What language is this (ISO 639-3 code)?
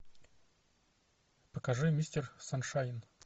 rus